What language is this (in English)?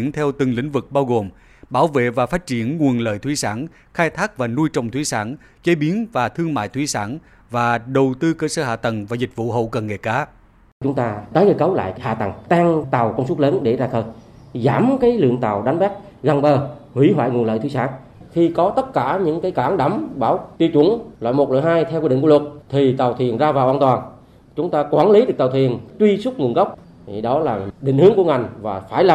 Vietnamese